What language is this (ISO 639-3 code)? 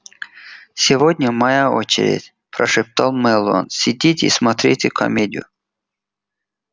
rus